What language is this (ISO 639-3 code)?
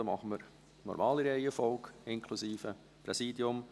gsw